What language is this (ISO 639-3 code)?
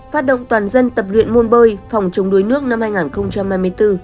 vie